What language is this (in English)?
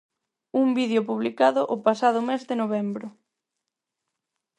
Galician